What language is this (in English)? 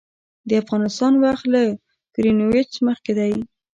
Pashto